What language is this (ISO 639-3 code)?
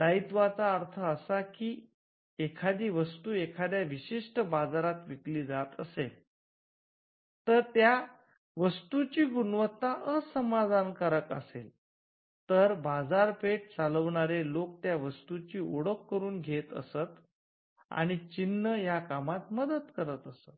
mar